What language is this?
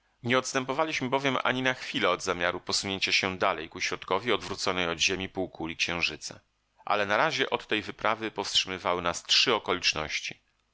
Polish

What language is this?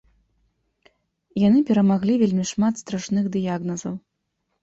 Belarusian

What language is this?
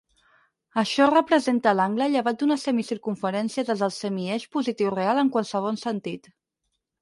Catalan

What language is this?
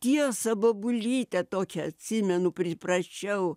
Lithuanian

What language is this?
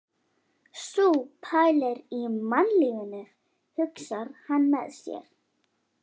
Icelandic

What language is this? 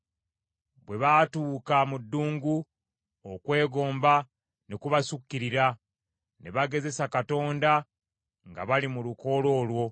Ganda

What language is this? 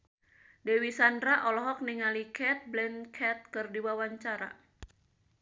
Sundanese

